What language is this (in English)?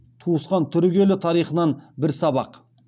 Kazakh